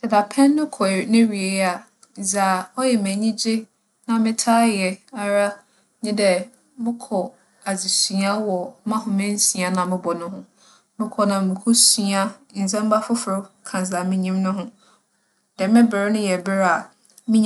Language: Akan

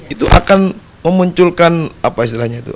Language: Indonesian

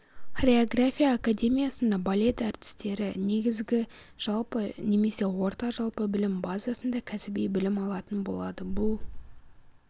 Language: Kazakh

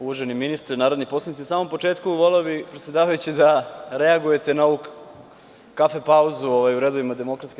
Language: Serbian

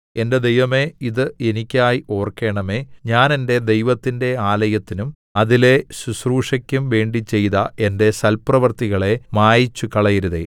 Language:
Malayalam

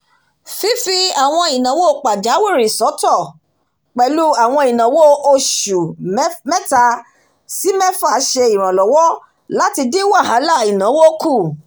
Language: Yoruba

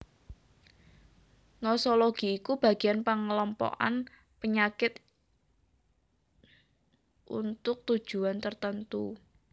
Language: Javanese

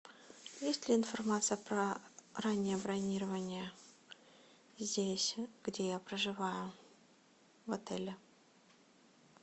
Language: Russian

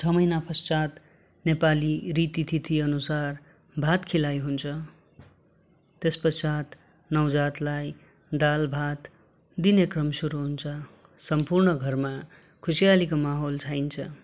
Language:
Nepali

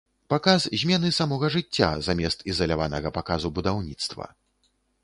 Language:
Belarusian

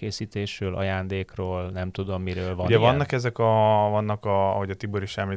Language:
Hungarian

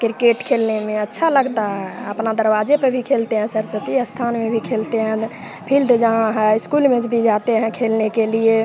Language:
Hindi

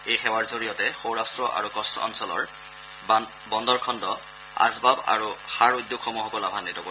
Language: Assamese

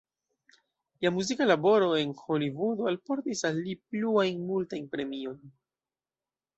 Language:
Esperanto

